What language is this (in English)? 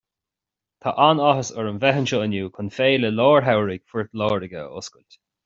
Irish